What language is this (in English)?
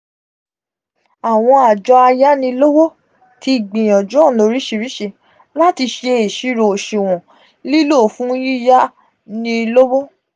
Yoruba